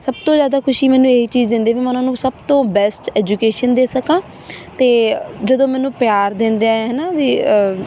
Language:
Punjabi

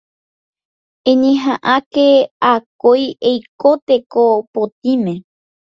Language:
Guarani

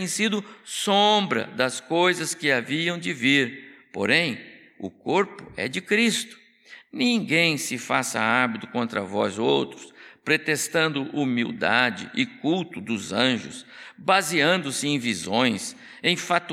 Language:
Portuguese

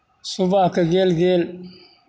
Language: Maithili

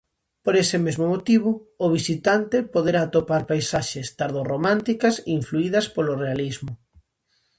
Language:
Galician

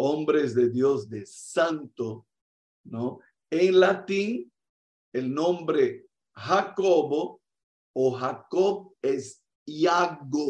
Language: Spanish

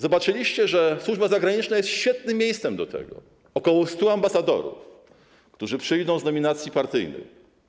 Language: Polish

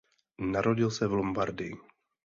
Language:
Czech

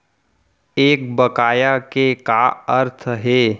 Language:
Chhattisgarhi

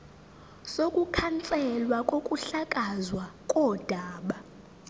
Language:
Zulu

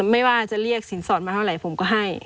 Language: Thai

